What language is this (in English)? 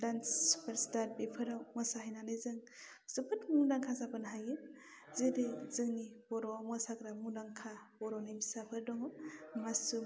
Bodo